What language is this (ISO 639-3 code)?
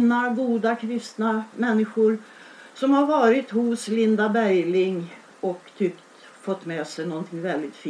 swe